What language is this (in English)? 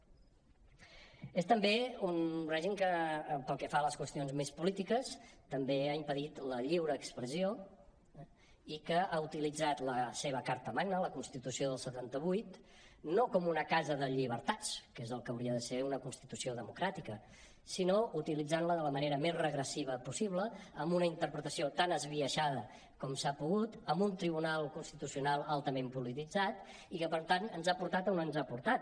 Catalan